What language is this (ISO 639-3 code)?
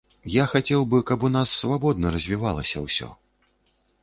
bel